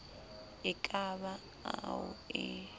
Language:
Southern Sotho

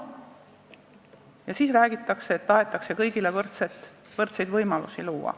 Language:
Estonian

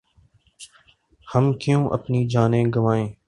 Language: Urdu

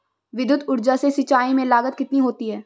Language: Hindi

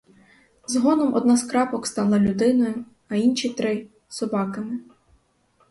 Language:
Ukrainian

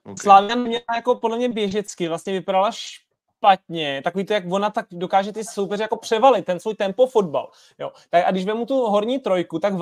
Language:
Czech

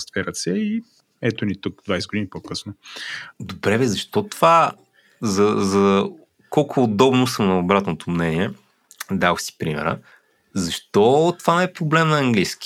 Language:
Bulgarian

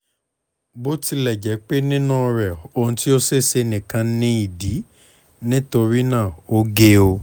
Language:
Yoruba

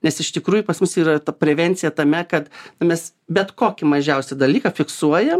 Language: Lithuanian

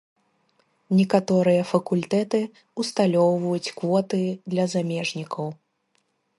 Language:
Belarusian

